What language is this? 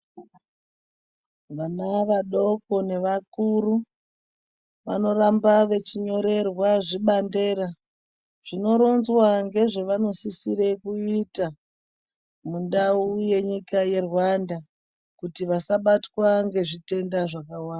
Ndau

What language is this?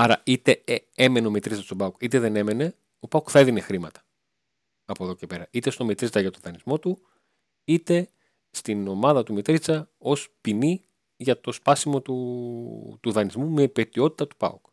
Greek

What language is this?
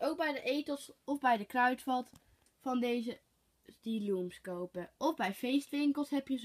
Dutch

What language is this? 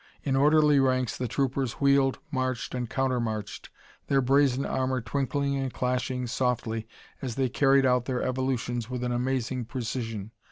English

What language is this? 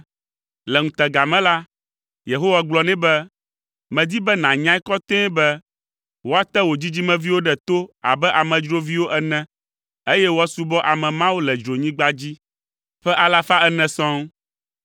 Ewe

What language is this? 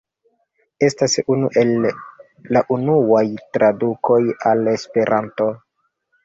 Esperanto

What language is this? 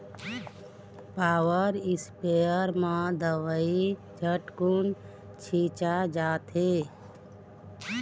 Chhattisgarhi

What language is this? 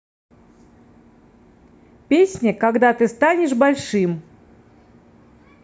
Russian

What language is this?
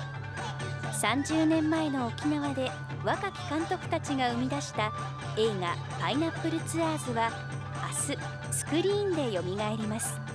Japanese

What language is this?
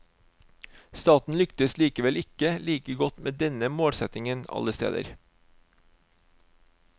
Norwegian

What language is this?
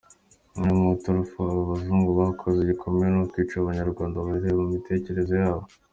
Kinyarwanda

